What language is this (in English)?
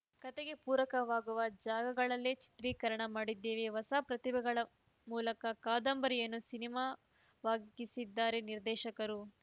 Kannada